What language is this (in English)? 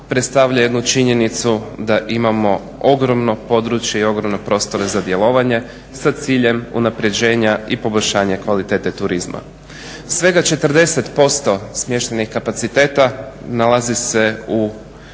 Croatian